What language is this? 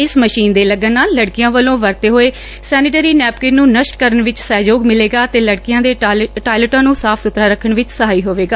Punjabi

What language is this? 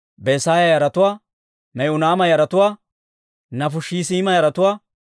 Dawro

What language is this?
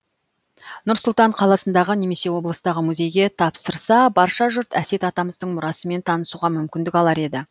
Kazakh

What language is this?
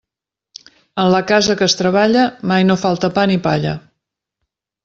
Catalan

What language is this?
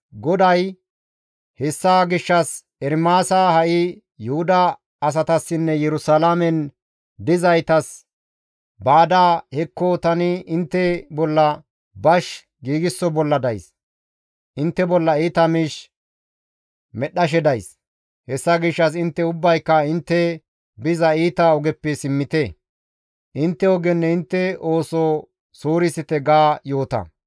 Gamo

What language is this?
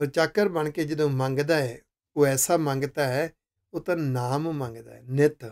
Hindi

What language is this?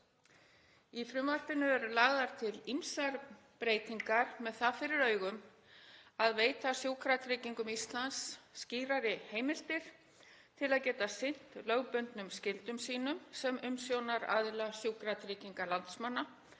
Icelandic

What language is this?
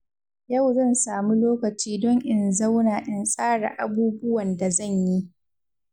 Hausa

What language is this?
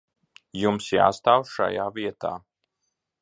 Latvian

